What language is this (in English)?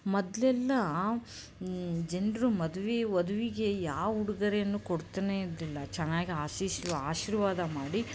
Kannada